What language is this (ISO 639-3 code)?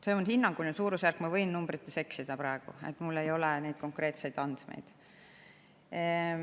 est